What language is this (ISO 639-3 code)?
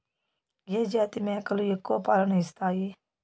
tel